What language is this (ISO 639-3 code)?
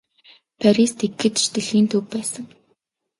mon